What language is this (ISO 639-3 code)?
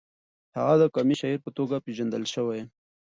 pus